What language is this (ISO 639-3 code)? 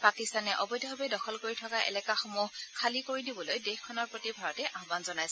asm